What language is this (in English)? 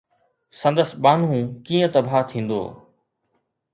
Sindhi